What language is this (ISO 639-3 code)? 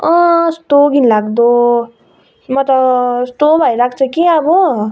nep